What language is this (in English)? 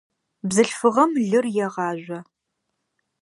Adyghe